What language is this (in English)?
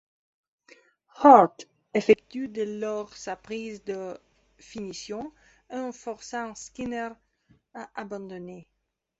French